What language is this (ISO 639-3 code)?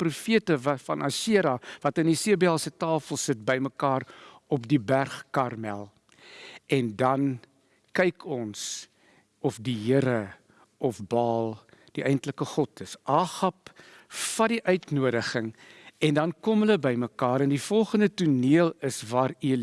nld